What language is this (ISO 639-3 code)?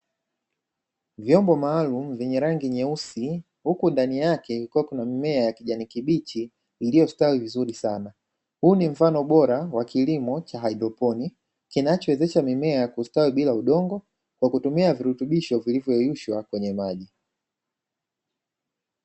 swa